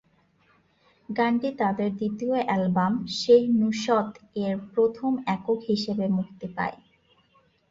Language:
Bangla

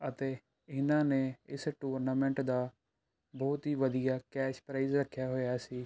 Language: Punjabi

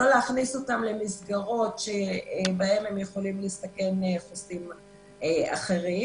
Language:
Hebrew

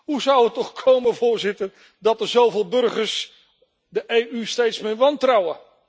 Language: Dutch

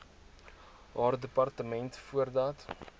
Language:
Afrikaans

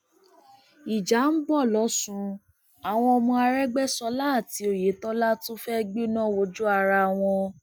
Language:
Yoruba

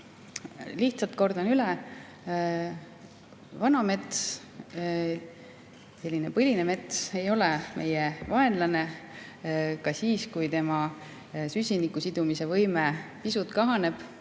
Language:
Estonian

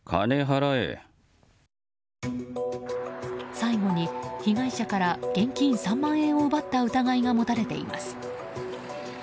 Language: Japanese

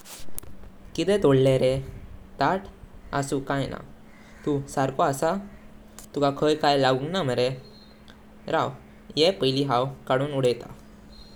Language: Konkani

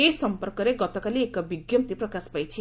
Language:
Odia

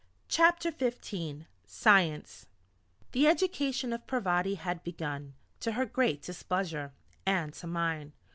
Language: English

